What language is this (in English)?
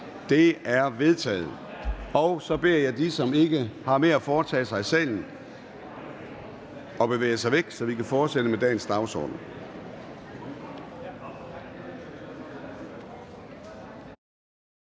Danish